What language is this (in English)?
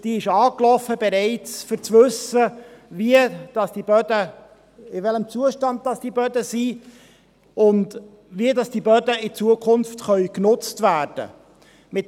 Swiss German